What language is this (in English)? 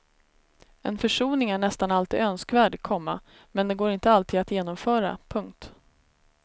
Swedish